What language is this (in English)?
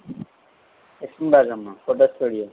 Telugu